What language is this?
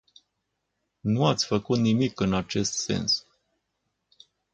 Romanian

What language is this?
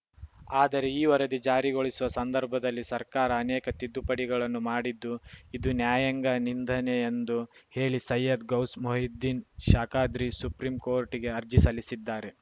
Kannada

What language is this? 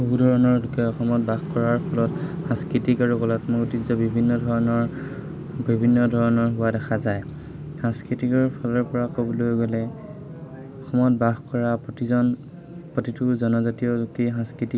Assamese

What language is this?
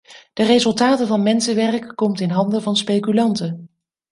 Dutch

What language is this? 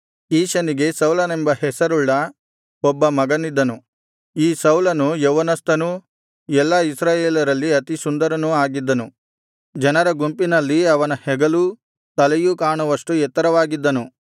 Kannada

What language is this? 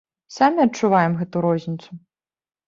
Belarusian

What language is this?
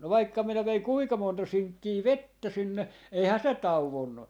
Finnish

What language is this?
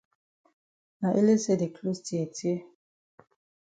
Cameroon Pidgin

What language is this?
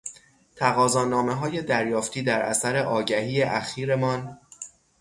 Persian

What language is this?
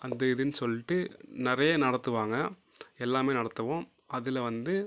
Tamil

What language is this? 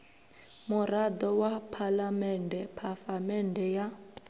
Venda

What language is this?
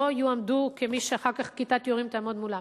Hebrew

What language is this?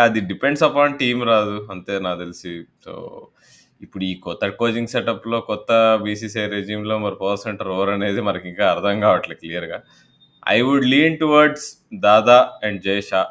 Telugu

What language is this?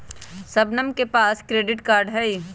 Magahi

